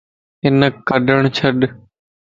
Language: Lasi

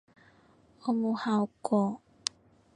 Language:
Cantonese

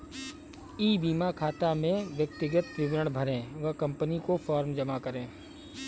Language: Hindi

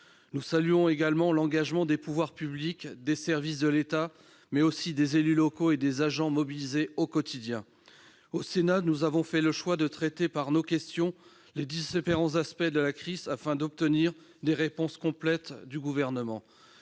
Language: French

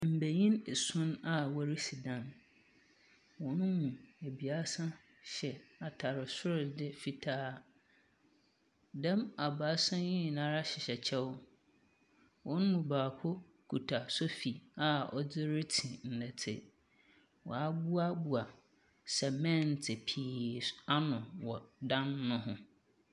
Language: Akan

